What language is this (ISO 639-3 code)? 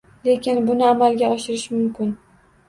uzb